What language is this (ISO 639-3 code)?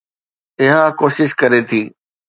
snd